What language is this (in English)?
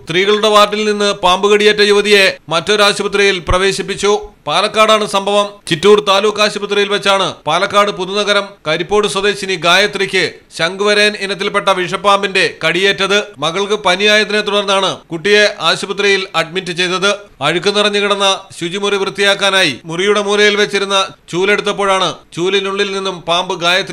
Malayalam